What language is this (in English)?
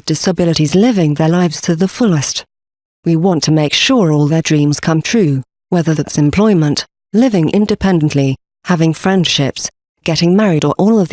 English